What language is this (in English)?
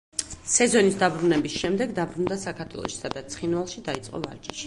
Georgian